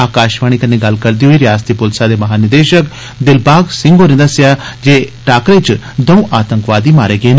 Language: Dogri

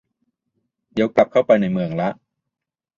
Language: Thai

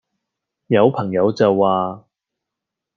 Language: Cantonese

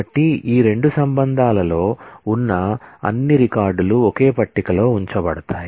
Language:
Telugu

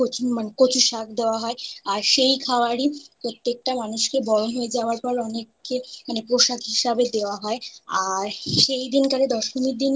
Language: Bangla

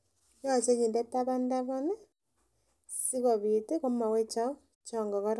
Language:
Kalenjin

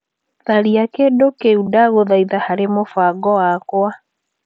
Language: Kikuyu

